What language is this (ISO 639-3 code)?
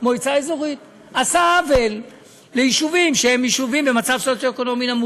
heb